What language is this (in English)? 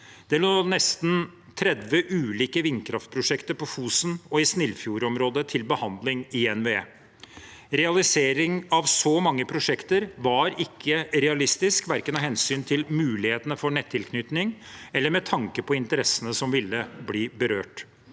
Norwegian